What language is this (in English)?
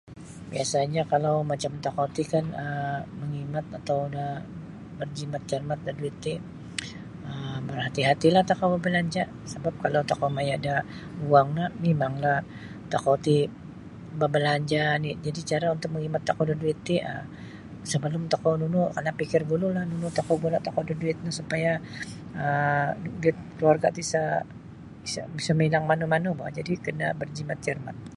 Sabah Bisaya